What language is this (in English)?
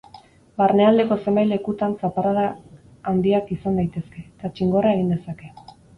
Basque